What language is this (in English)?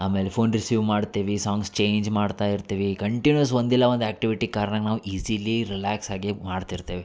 Kannada